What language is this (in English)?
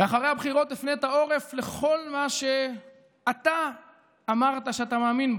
Hebrew